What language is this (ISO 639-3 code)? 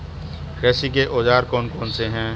hin